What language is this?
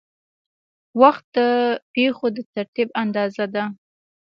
Pashto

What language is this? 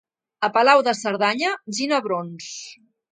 Catalan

